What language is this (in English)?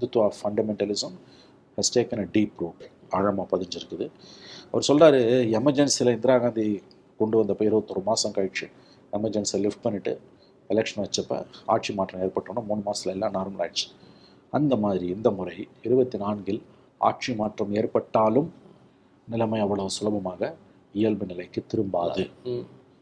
Tamil